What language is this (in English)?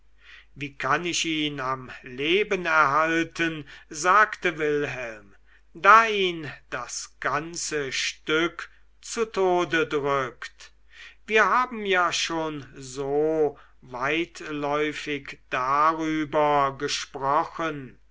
German